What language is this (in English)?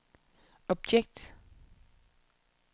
Danish